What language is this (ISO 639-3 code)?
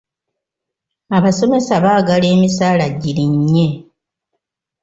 lug